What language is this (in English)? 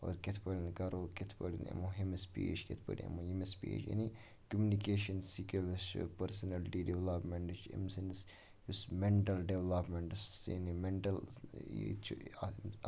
Kashmiri